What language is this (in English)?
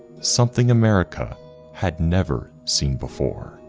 English